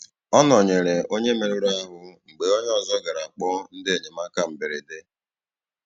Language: Igbo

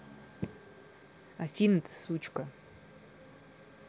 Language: Russian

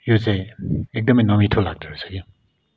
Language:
Nepali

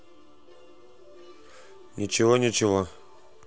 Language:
Russian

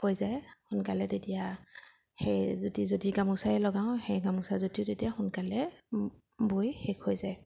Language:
Assamese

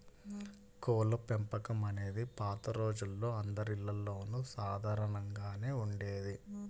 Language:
Telugu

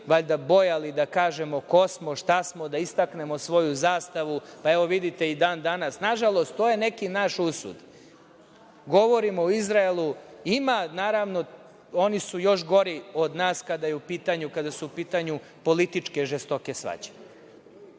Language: Serbian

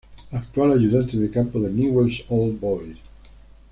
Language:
Spanish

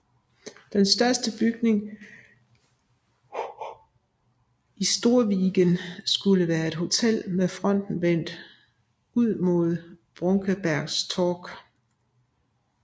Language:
Danish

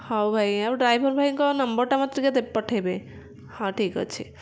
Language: Odia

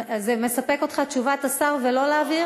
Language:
Hebrew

